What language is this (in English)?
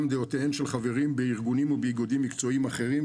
Hebrew